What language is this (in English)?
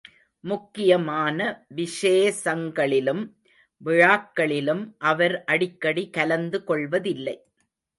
Tamil